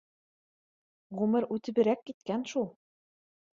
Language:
Bashkir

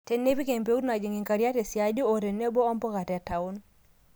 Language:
Masai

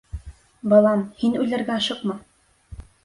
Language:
Bashkir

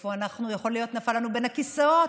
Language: Hebrew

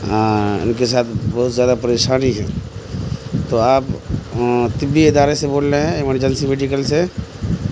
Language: Urdu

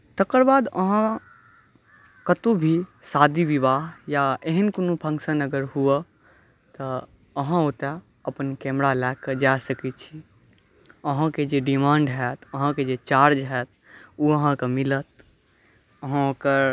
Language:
Maithili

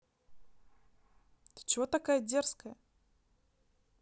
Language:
Russian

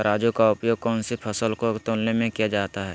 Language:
Magahi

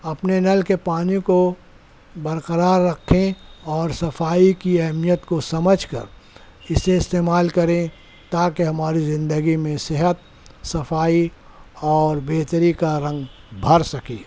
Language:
Urdu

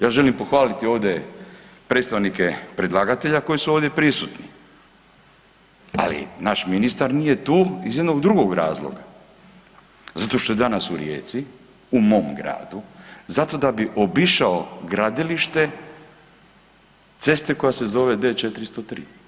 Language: Croatian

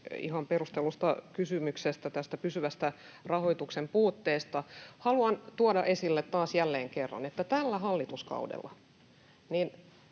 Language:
Finnish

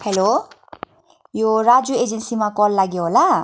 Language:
Nepali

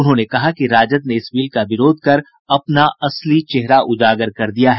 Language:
Hindi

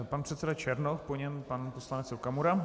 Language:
Czech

